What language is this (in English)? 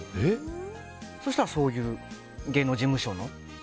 Japanese